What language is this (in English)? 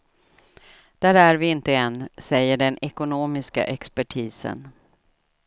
Swedish